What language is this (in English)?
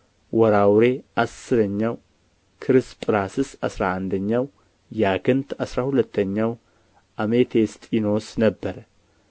Amharic